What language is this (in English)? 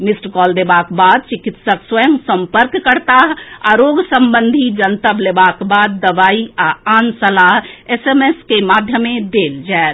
Maithili